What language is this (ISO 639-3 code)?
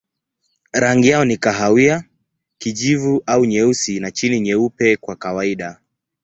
swa